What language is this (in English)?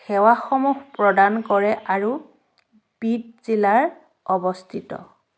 Assamese